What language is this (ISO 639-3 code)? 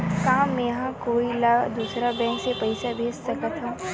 hne